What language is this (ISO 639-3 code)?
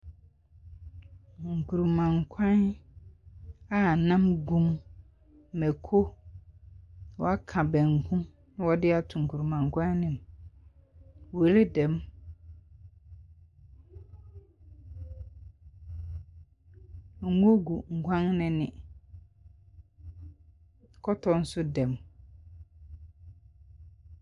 aka